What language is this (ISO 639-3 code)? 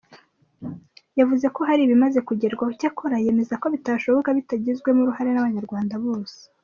kin